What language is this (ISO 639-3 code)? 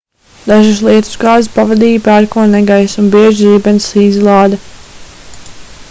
lav